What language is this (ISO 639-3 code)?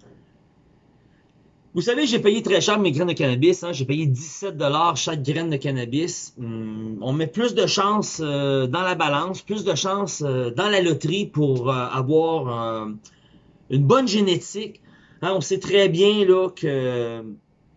fra